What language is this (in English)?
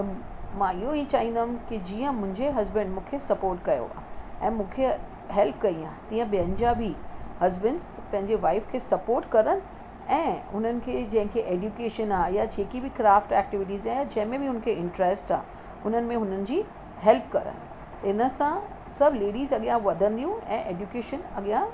Sindhi